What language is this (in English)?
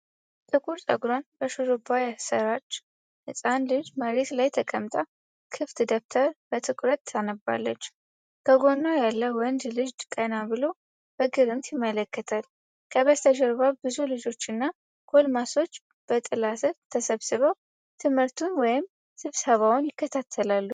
Amharic